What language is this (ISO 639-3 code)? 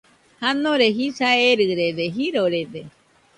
hux